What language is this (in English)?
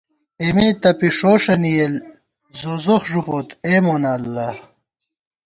Gawar-Bati